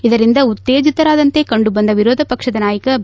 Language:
Kannada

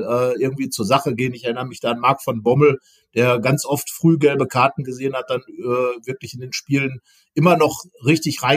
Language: German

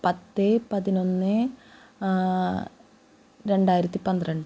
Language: Malayalam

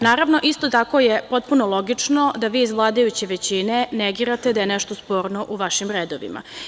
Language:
Serbian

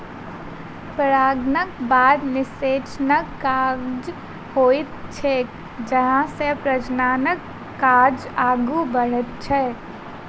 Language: Maithili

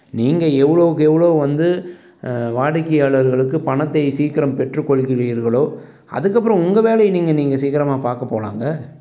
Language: Tamil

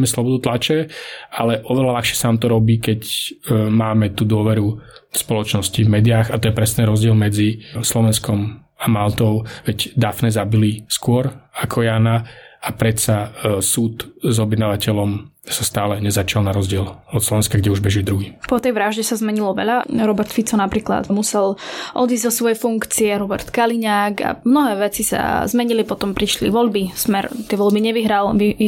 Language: Slovak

